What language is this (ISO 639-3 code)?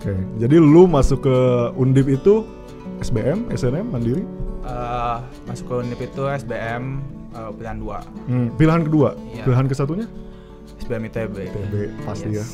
ind